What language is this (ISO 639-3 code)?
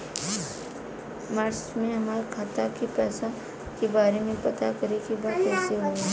bho